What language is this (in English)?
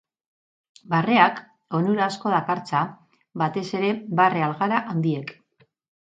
Basque